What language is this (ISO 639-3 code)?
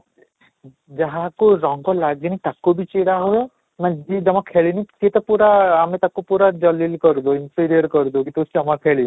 ori